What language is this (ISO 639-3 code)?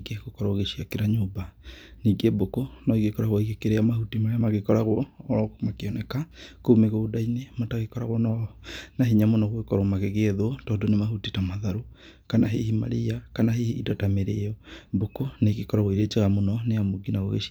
kik